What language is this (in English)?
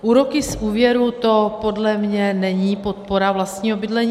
Czech